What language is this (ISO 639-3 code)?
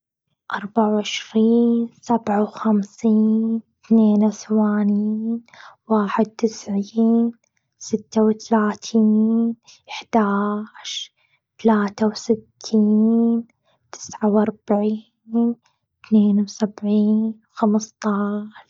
afb